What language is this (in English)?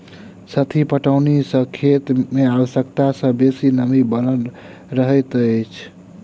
Maithili